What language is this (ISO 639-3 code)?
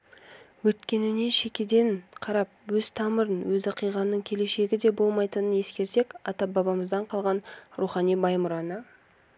kaz